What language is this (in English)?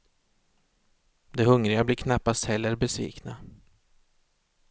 Swedish